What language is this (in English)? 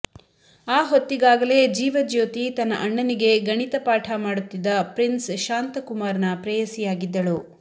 Kannada